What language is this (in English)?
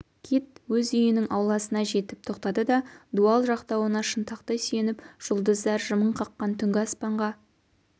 Kazakh